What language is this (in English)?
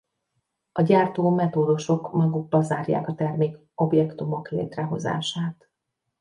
Hungarian